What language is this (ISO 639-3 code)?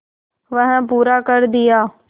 hin